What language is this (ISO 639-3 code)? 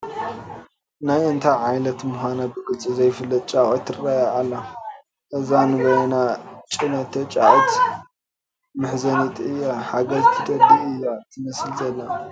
tir